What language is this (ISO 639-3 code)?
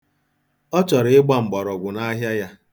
ibo